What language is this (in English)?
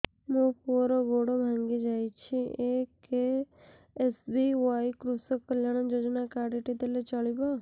Odia